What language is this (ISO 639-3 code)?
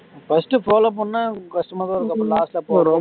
tam